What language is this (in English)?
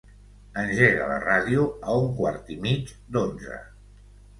Catalan